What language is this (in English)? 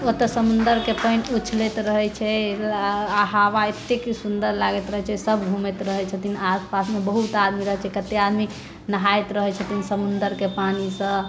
Maithili